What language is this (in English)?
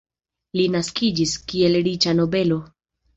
Esperanto